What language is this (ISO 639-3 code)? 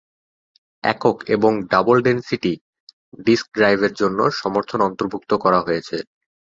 ben